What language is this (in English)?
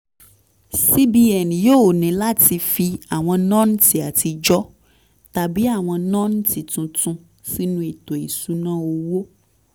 Yoruba